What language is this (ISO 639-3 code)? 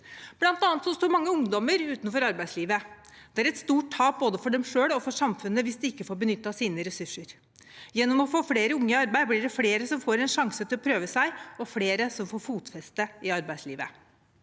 nor